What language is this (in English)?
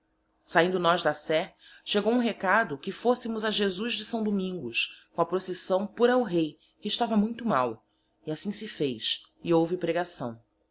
Portuguese